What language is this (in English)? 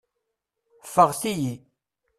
Kabyle